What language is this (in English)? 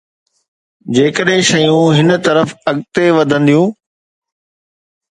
Sindhi